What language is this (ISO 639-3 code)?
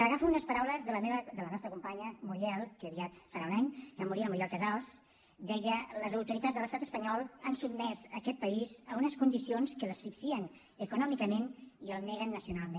cat